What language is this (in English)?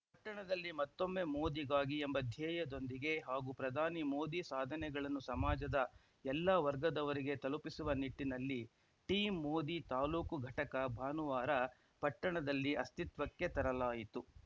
Kannada